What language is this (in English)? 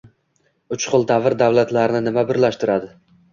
Uzbek